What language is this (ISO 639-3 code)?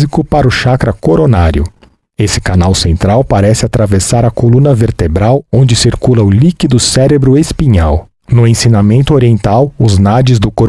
por